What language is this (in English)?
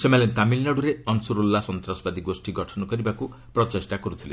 Odia